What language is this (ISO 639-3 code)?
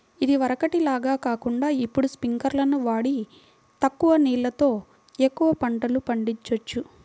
tel